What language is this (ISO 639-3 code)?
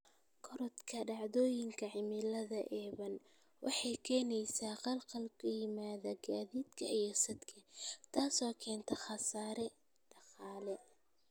som